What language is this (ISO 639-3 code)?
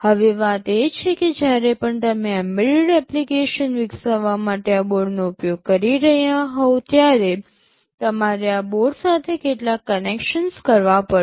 guj